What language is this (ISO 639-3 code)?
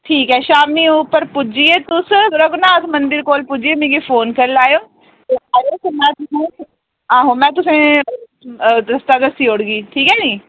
doi